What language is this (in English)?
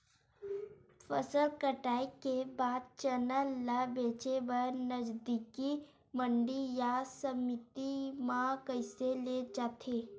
Chhattisgarhi